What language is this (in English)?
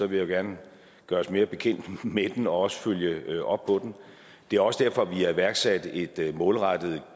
Danish